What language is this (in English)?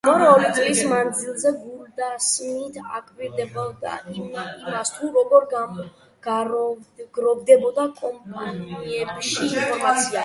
Georgian